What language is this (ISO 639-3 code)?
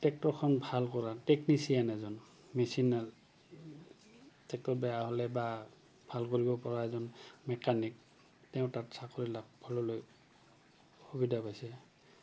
asm